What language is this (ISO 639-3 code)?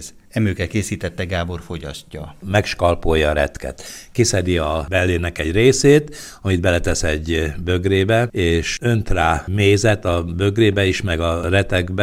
hun